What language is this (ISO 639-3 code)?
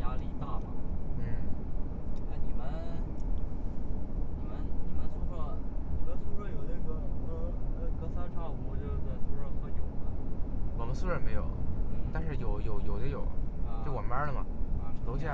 zho